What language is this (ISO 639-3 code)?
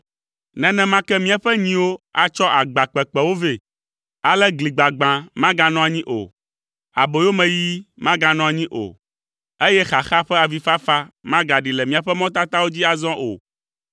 ewe